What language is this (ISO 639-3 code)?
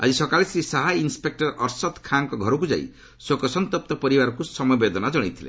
ori